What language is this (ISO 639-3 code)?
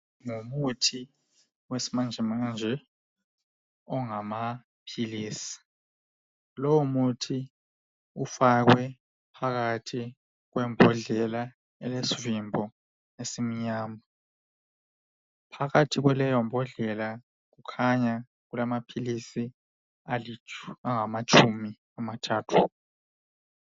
nde